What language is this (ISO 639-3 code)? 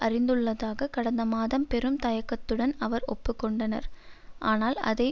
tam